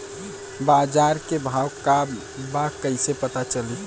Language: Bhojpuri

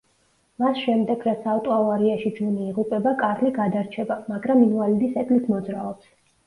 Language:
Georgian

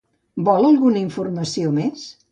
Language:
Catalan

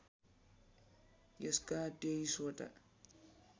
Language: Nepali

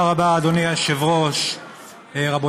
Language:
Hebrew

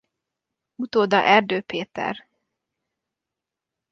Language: Hungarian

